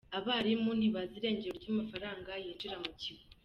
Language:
Kinyarwanda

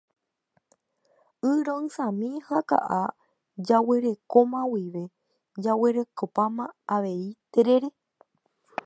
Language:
Guarani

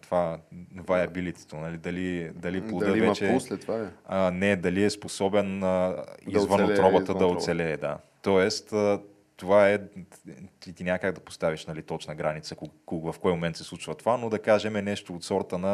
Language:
Bulgarian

